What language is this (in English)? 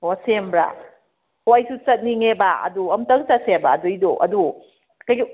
Manipuri